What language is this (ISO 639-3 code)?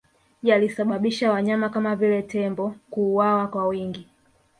swa